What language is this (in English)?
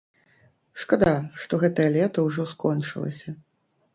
Belarusian